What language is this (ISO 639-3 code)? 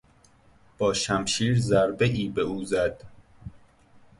fas